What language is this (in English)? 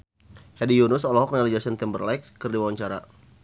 Sundanese